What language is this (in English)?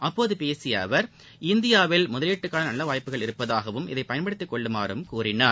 Tamil